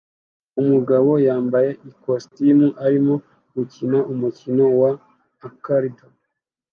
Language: Kinyarwanda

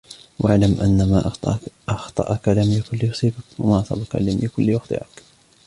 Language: Arabic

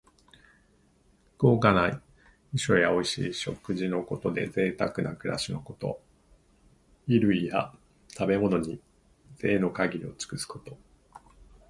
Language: Japanese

